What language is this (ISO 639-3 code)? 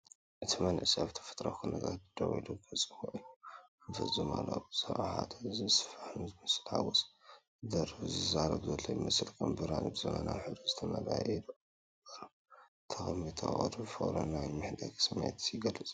tir